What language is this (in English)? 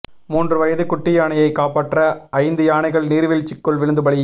Tamil